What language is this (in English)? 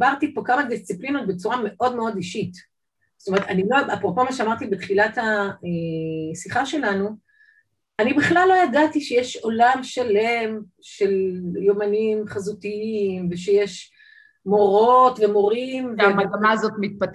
Hebrew